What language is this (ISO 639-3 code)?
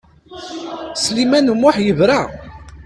kab